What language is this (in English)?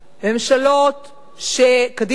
Hebrew